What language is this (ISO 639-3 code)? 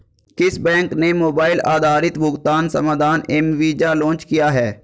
hin